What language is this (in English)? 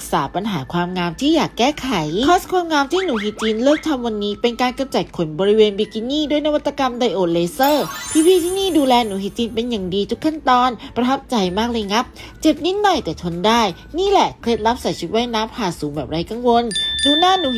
Thai